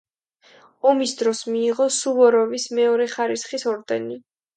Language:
Georgian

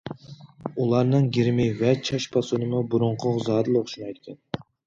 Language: Uyghur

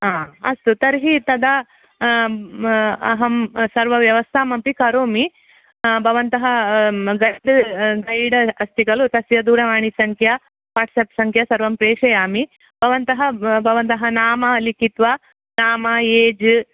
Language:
Sanskrit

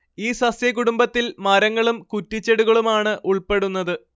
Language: Malayalam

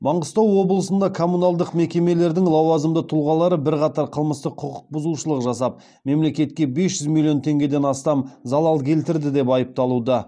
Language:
Kazakh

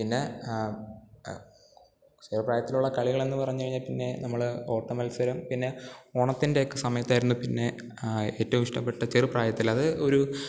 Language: Malayalam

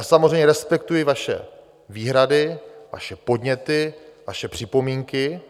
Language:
Czech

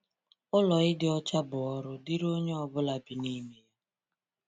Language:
Igbo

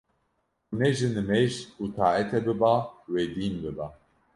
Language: Kurdish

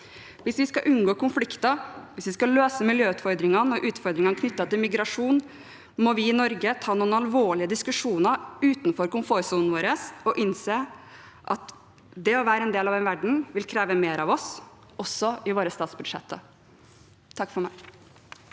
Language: Norwegian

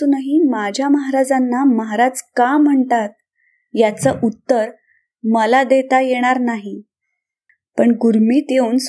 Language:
Marathi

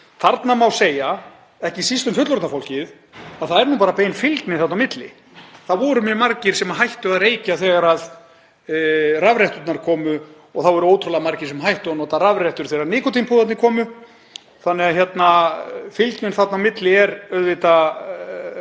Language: Icelandic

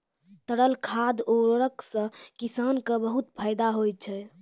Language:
Maithili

